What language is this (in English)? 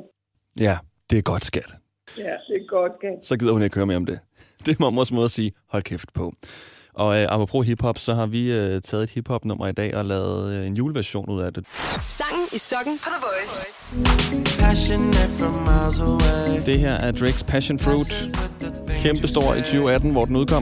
Danish